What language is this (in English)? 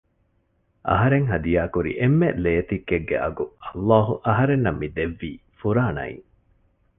Divehi